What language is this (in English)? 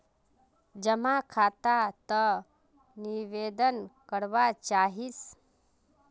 Magahi